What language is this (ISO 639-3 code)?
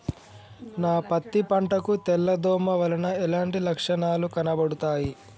tel